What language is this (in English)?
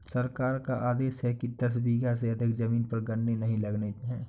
Hindi